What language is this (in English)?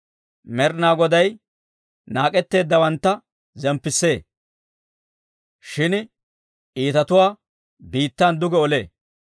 Dawro